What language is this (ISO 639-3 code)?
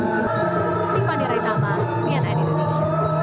ind